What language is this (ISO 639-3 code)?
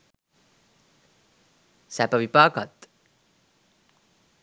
sin